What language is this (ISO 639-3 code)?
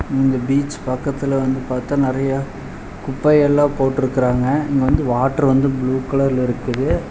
tam